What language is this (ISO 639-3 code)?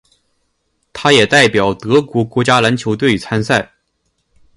zho